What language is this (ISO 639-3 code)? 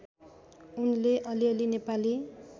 nep